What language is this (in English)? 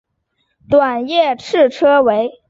Chinese